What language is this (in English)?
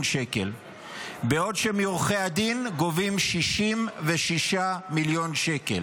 Hebrew